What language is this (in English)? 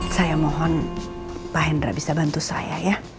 Indonesian